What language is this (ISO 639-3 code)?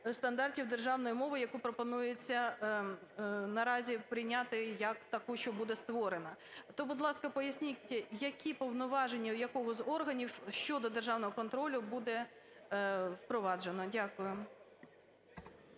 ukr